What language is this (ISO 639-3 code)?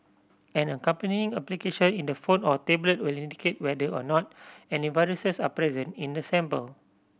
eng